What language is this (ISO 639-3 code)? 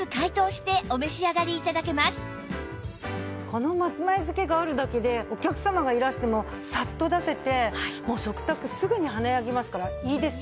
jpn